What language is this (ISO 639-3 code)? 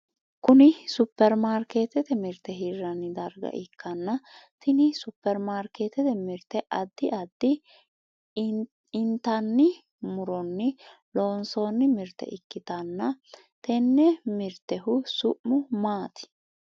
sid